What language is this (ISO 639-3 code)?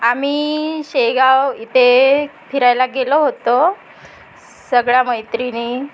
mar